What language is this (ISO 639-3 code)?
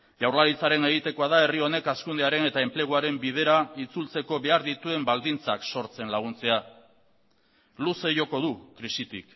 eus